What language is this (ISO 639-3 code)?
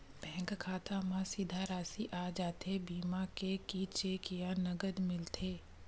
hne